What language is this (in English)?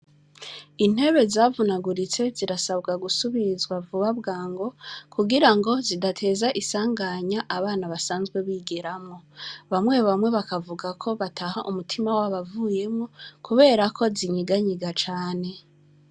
Rundi